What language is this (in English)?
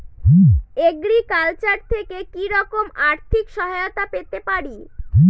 Bangla